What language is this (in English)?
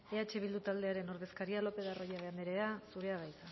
Basque